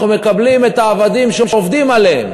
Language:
Hebrew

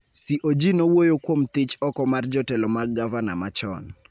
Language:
Luo (Kenya and Tanzania)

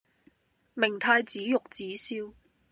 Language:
Cantonese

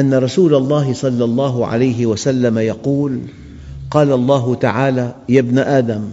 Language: Arabic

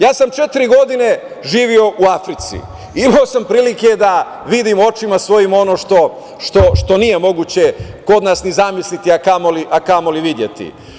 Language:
Serbian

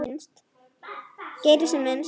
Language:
Icelandic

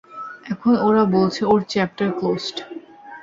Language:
Bangla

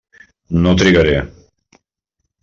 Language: Catalan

